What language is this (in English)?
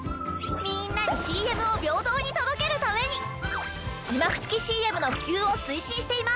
Japanese